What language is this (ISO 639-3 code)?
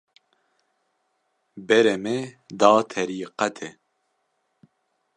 kur